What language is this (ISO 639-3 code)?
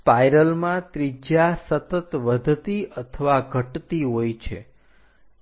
guj